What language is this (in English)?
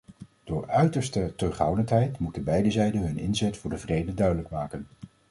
Dutch